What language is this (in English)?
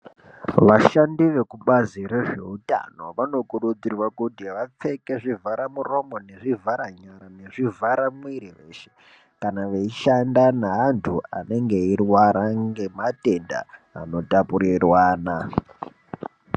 Ndau